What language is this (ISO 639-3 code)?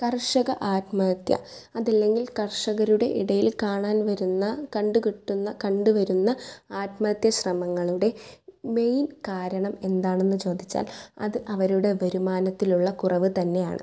mal